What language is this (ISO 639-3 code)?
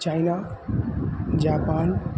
san